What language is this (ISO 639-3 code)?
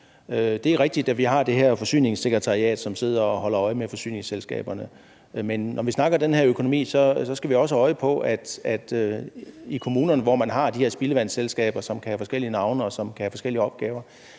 dan